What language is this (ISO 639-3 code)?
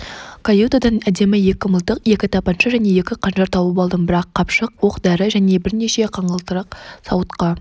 kaz